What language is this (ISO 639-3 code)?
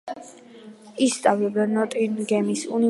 kat